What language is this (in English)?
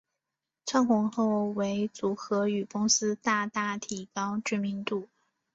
Chinese